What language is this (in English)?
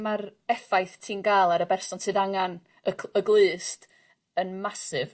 Welsh